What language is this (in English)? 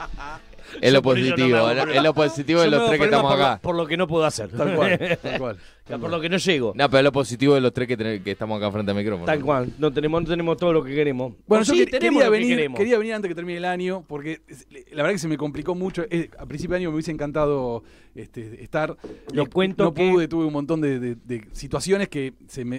Spanish